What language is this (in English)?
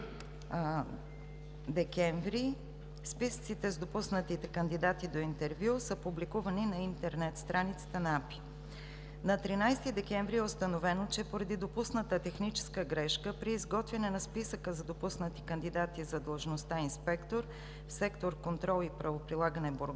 Bulgarian